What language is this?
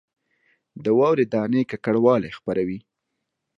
Pashto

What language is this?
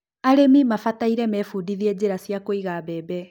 Kikuyu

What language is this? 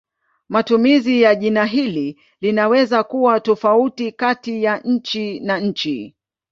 Swahili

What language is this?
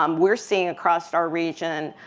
English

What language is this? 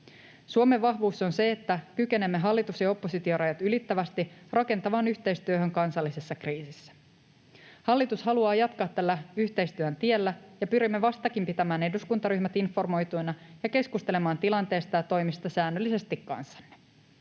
Finnish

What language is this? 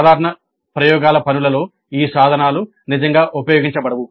Telugu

